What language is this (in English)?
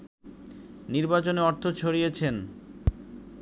Bangla